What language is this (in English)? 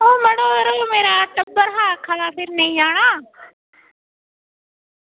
Dogri